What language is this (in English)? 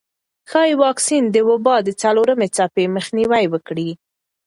Pashto